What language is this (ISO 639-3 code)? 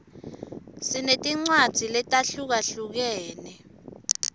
ssw